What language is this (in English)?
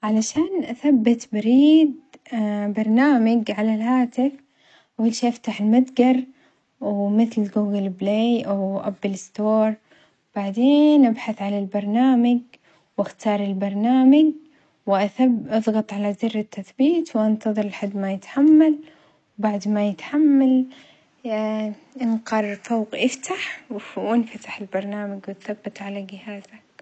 Omani Arabic